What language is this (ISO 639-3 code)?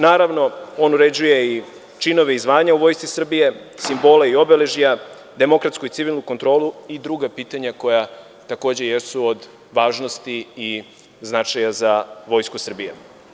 srp